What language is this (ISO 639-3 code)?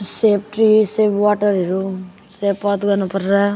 nep